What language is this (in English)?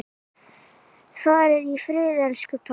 Icelandic